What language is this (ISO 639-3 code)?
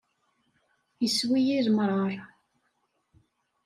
kab